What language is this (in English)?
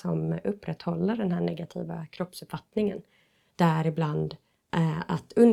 Swedish